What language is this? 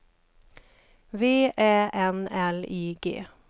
Swedish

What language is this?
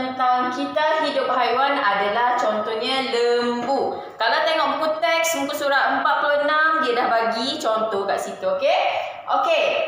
Malay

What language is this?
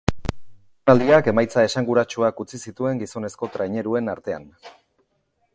Basque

